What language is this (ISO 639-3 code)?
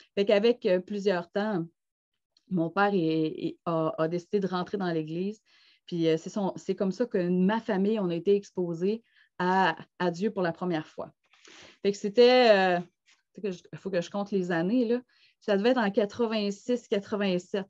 fra